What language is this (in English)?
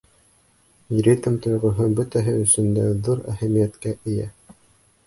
Bashkir